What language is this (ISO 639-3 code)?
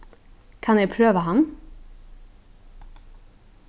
fao